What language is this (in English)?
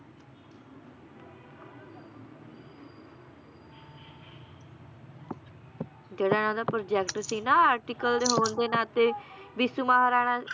Punjabi